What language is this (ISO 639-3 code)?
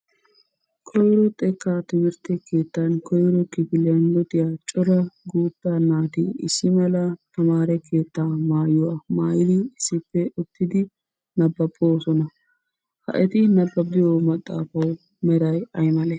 wal